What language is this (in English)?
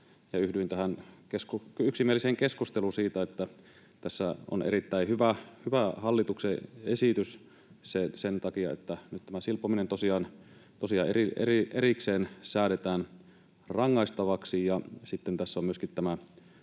Finnish